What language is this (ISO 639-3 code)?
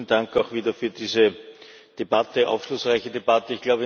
deu